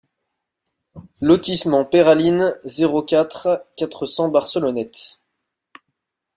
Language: French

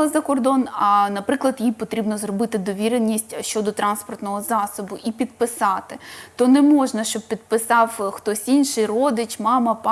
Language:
Ukrainian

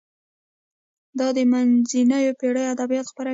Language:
Pashto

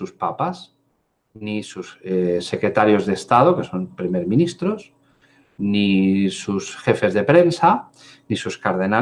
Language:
Spanish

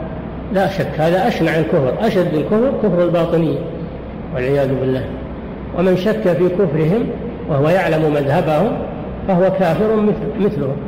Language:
Arabic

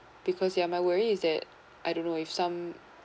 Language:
English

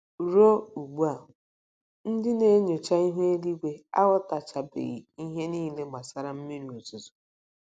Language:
Igbo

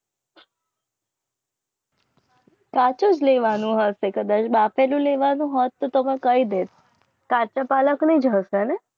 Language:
Gujarati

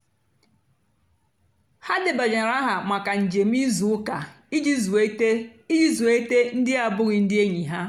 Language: Igbo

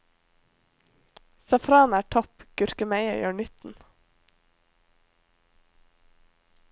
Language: Norwegian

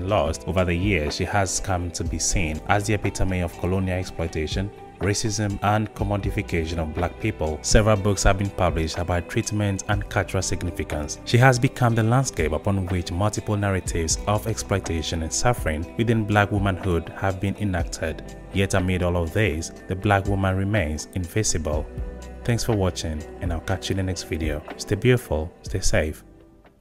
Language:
English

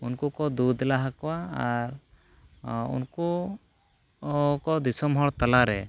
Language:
Santali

